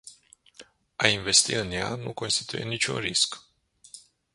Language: Romanian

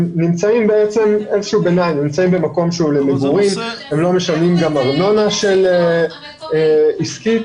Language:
Hebrew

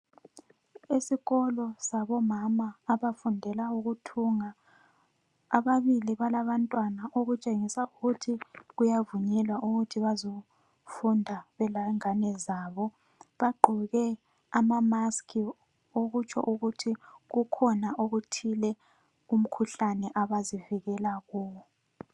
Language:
North Ndebele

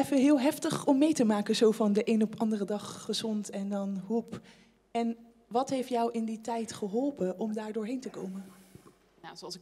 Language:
Dutch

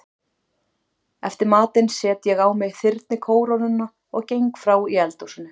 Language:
Icelandic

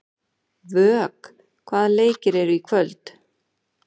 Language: Icelandic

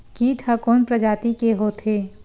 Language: Chhattisgarhi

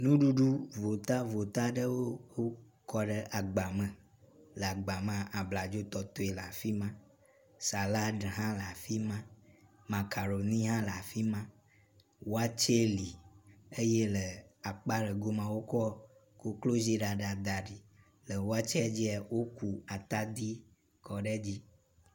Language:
Ewe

